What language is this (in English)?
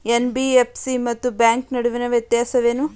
Kannada